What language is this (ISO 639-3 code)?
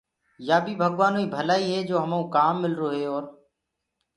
ggg